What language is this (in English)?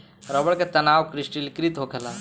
Bhojpuri